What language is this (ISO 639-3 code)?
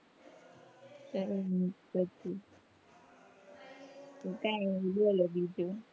guj